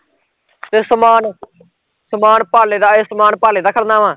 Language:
Punjabi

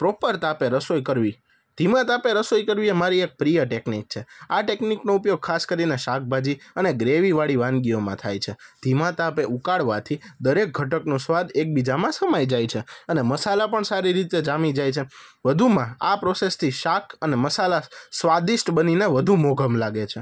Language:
Gujarati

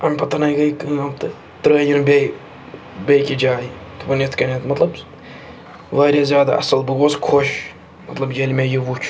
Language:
Kashmiri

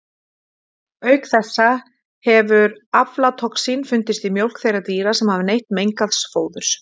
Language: Icelandic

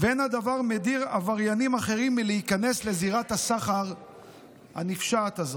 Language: Hebrew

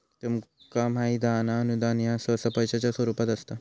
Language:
Marathi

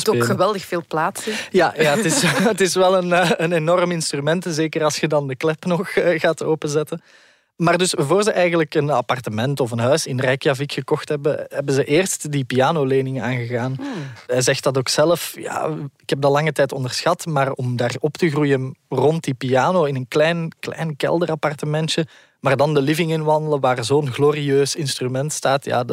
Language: Dutch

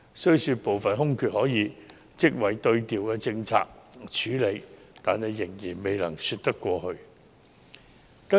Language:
Cantonese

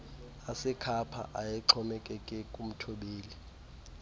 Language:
Xhosa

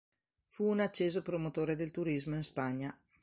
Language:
Italian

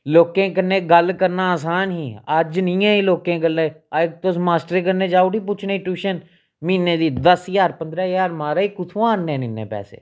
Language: Dogri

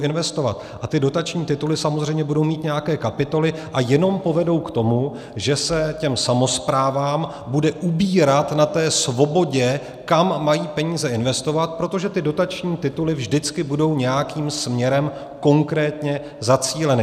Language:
Czech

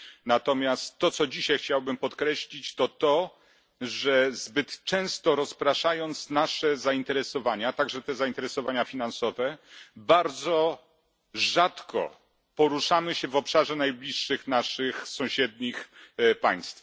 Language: Polish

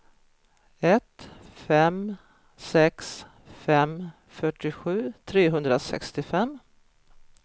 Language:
Swedish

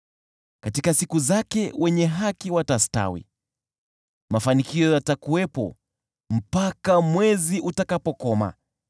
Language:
Swahili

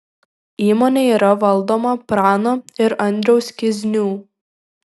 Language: Lithuanian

